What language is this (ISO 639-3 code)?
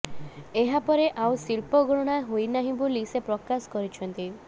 ori